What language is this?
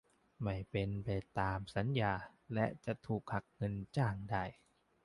Thai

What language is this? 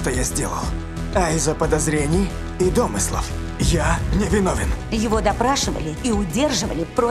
Russian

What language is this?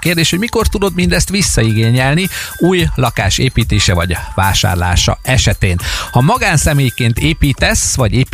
Hungarian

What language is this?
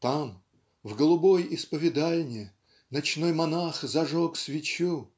Russian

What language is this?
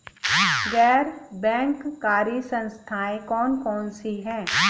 Hindi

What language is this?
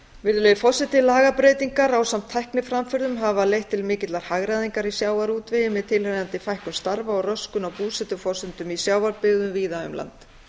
Icelandic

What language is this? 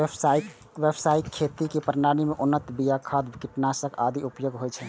Maithili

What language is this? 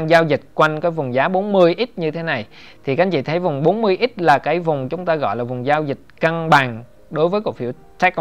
Vietnamese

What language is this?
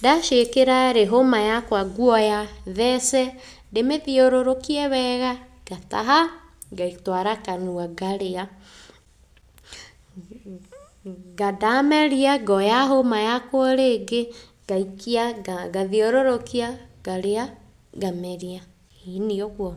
Kikuyu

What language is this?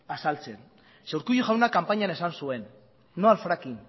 Basque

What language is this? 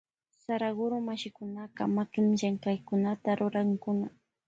Loja Highland Quichua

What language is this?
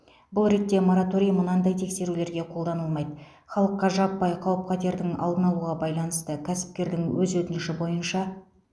Kazakh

